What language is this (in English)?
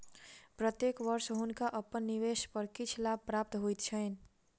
Maithili